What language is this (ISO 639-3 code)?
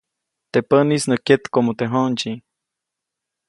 zoc